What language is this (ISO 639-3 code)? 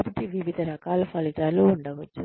tel